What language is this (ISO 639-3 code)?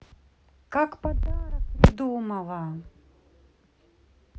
rus